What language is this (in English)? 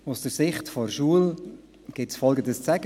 Swiss German